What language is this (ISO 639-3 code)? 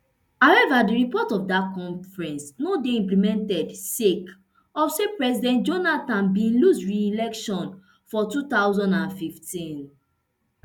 pcm